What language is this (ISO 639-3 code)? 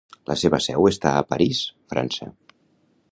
cat